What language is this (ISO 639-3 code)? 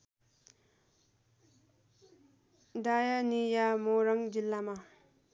nep